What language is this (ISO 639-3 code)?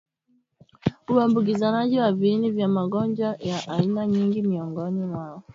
swa